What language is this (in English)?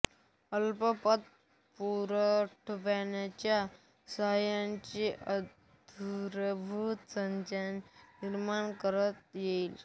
Marathi